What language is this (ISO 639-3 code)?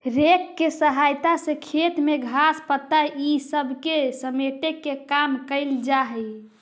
mag